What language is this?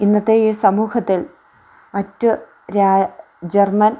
Malayalam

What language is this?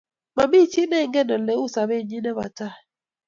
Kalenjin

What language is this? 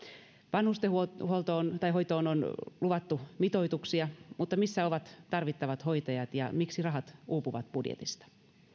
Finnish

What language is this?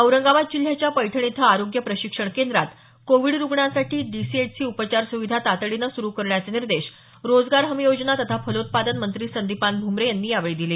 Marathi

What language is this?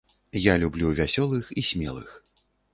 Belarusian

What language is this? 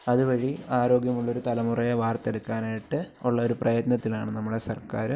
Malayalam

